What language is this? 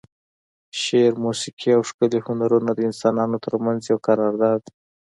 Pashto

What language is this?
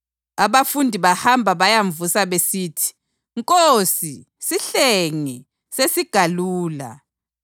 North Ndebele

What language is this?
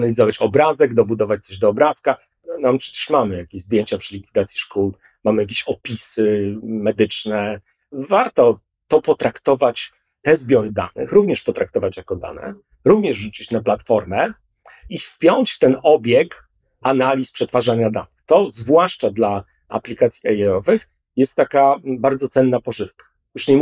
Polish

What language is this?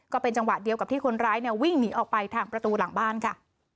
Thai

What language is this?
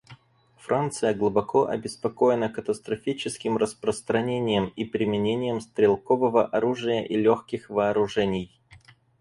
Russian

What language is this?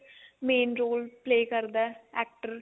Punjabi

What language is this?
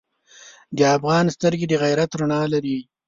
Pashto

